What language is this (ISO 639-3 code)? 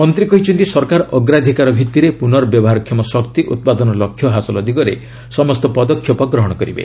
ori